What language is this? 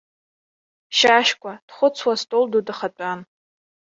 Abkhazian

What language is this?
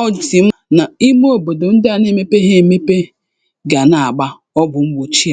Igbo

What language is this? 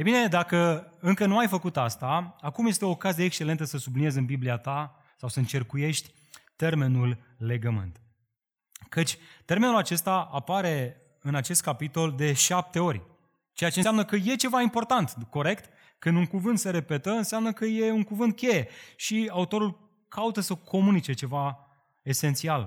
Romanian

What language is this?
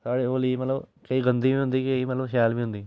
Dogri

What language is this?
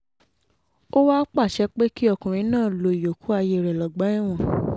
Yoruba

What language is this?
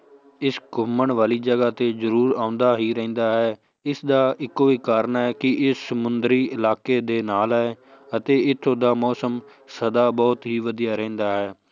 Punjabi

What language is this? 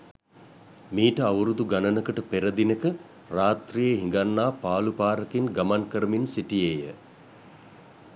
Sinhala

